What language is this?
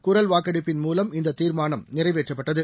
Tamil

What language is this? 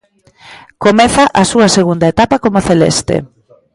Galician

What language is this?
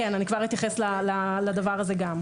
Hebrew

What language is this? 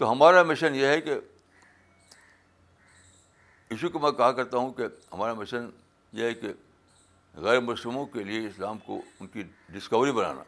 Urdu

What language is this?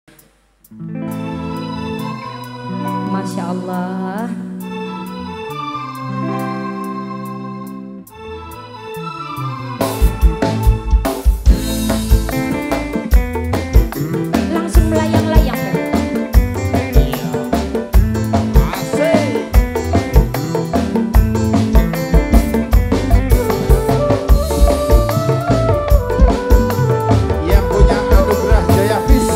Indonesian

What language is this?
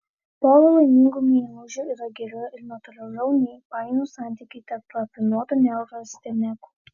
Lithuanian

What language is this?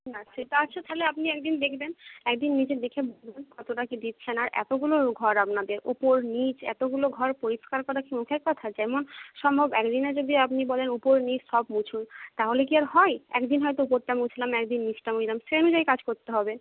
Bangla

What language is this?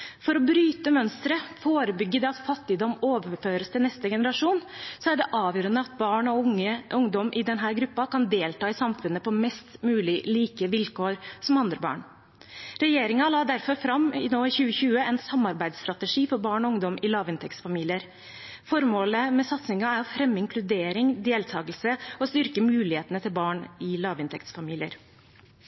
Norwegian Bokmål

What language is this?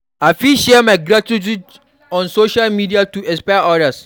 Nigerian Pidgin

